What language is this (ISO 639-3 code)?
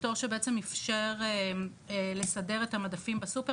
heb